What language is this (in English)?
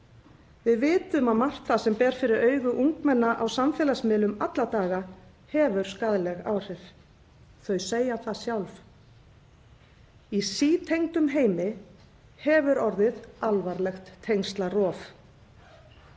Icelandic